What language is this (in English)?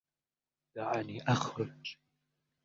Arabic